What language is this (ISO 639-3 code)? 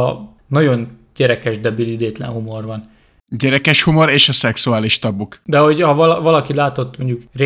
hun